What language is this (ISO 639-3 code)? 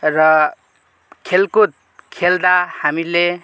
nep